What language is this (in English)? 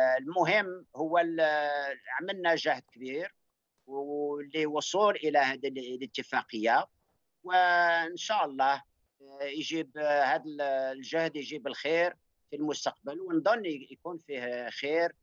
Arabic